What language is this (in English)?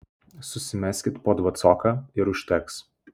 Lithuanian